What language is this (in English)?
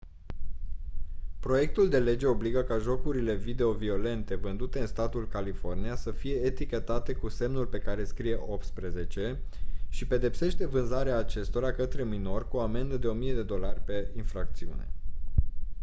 Romanian